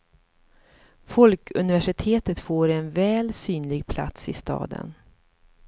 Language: Swedish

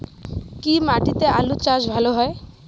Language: Bangla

